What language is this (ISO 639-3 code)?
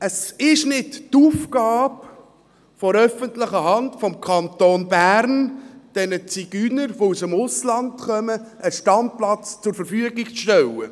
gsw